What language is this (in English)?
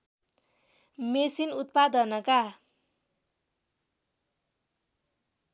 Nepali